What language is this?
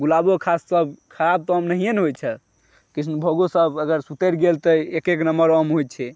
Maithili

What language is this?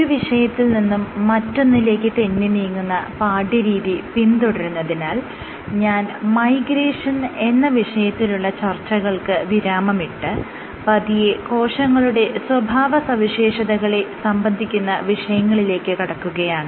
Malayalam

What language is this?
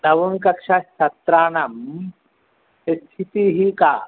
Sanskrit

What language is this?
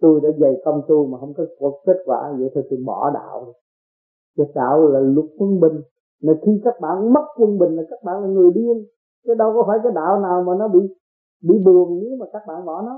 Vietnamese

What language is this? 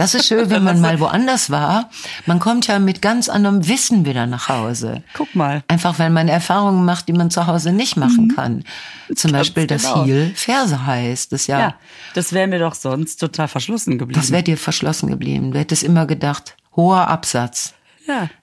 German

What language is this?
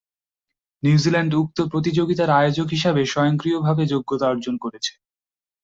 Bangla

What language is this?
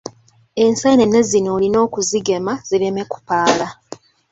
Ganda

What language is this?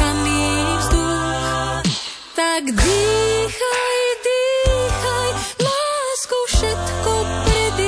Slovak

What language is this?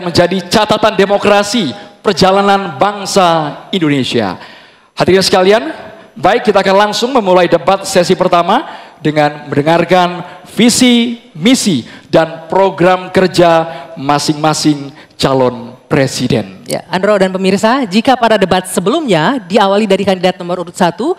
Indonesian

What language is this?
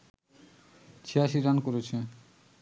Bangla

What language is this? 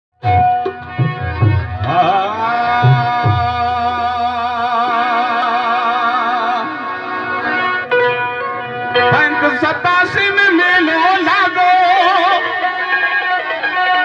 Hindi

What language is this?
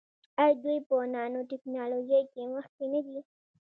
Pashto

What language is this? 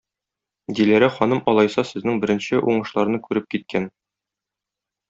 Tatar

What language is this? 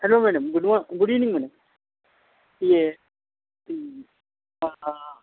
Urdu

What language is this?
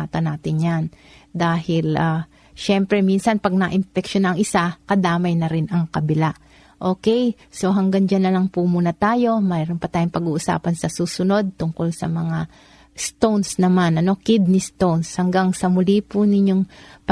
Filipino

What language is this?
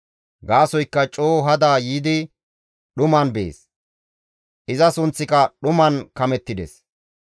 Gamo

